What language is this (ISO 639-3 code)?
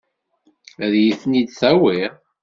kab